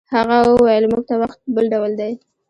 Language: Pashto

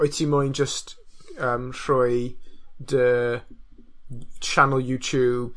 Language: Welsh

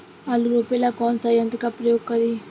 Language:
Bhojpuri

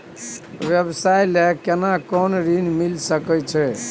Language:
Maithili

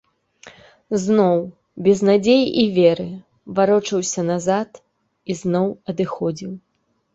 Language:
Belarusian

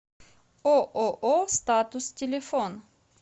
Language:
Russian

